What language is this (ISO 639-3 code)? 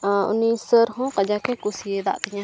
sat